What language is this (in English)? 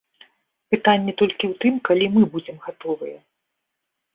Belarusian